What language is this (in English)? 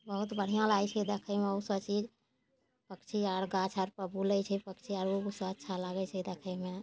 Maithili